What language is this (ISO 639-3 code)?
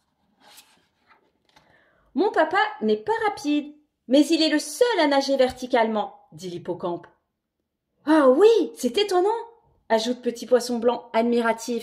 fra